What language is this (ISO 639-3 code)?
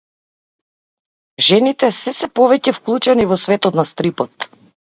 mkd